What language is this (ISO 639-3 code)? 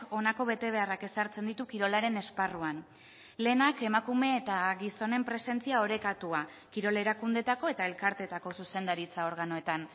eus